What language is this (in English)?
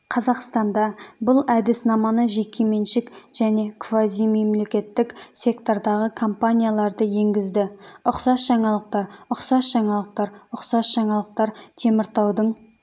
Kazakh